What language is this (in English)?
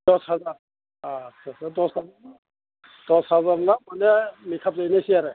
Bodo